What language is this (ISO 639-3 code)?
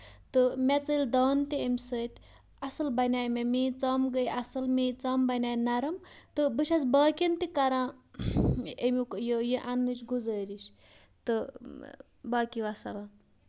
kas